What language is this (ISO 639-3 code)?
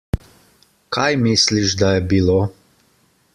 slv